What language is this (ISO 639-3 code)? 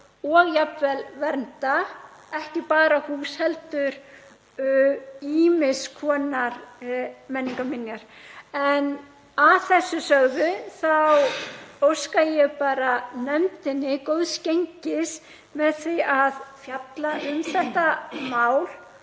isl